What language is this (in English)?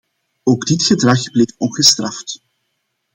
Dutch